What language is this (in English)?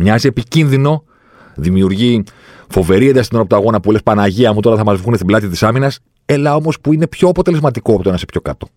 Greek